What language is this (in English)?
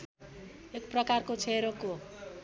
Nepali